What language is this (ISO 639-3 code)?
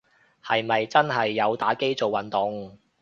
yue